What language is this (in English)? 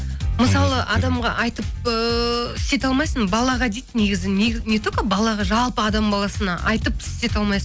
Kazakh